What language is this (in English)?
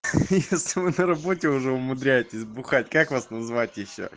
Russian